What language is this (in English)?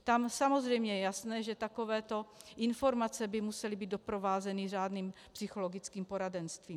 Czech